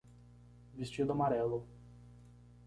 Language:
Portuguese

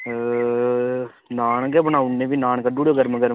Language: Dogri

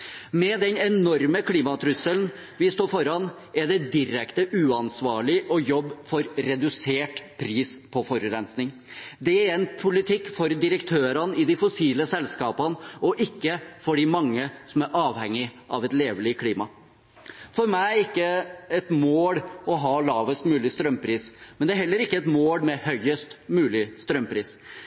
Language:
Norwegian Bokmål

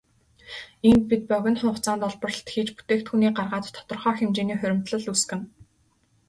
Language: Mongolian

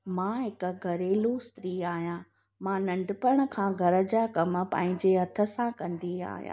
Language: Sindhi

